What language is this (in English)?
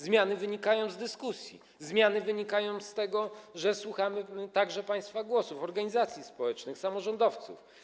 Polish